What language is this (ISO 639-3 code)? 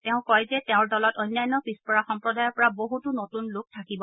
asm